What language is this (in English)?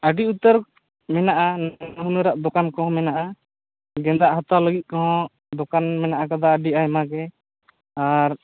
Santali